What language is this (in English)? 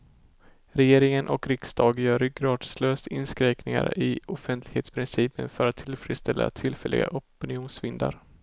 Swedish